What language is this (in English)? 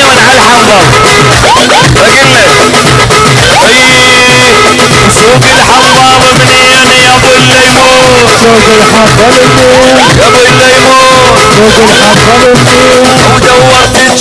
Arabic